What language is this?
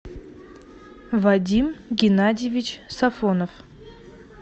Russian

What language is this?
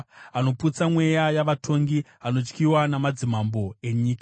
Shona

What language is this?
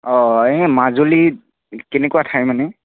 Assamese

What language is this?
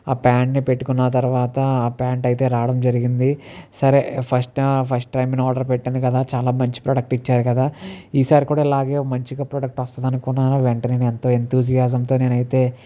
Telugu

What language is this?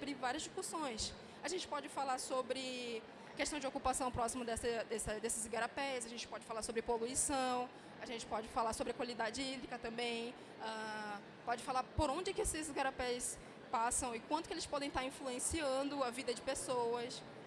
Portuguese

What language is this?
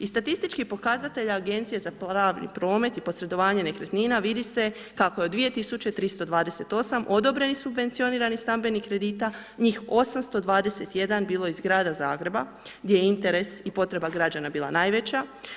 Croatian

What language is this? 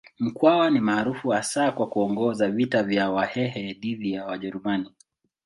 Swahili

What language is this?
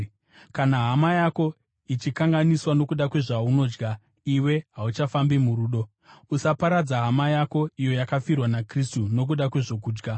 Shona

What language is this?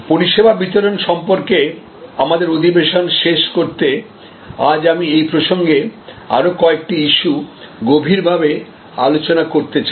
Bangla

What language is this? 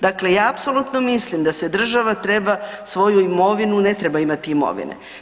Croatian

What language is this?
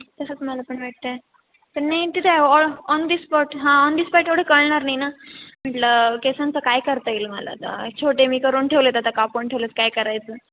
Marathi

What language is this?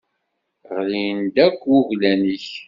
Kabyle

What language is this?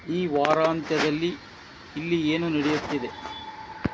Kannada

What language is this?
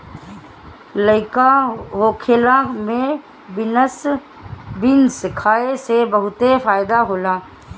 Bhojpuri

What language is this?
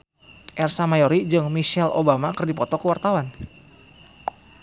Sundanese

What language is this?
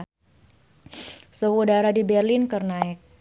Sundanese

